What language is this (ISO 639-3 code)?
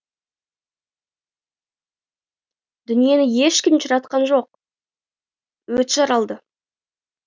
kaz